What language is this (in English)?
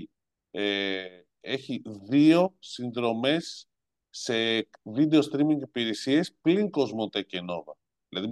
Greek